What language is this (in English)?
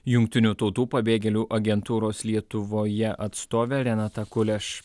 Lithuanian